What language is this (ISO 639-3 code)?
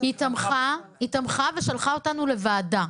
heb